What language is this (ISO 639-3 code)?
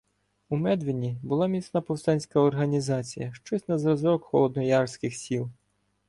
ukr